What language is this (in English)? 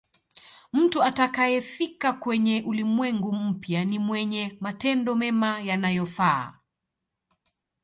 Swahili